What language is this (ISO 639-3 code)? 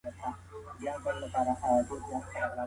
pus